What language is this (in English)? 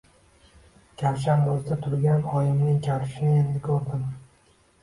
Uzbek